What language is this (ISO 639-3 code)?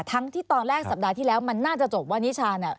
tha